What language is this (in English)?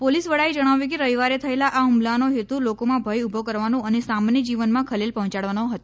Gujarati